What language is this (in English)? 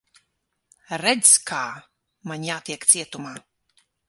Latvian